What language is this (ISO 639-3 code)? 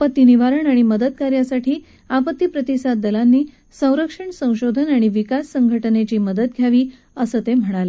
mar